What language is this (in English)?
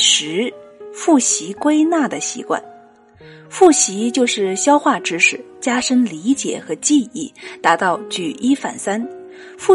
Chinese